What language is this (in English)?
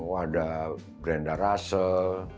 Indonesian